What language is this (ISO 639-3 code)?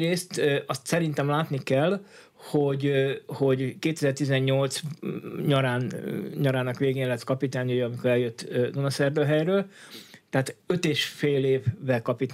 hun